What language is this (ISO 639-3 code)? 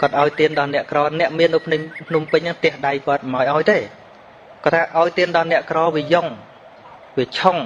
vie